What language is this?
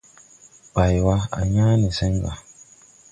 Tupuri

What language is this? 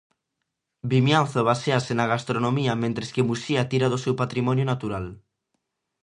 Galician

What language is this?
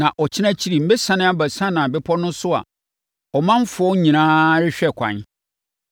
Akan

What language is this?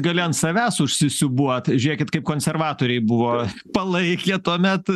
Lithuanian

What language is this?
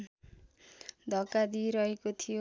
Nepali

